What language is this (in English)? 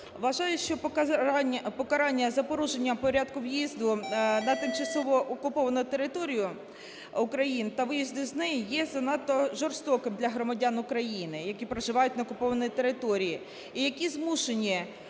Ukrainian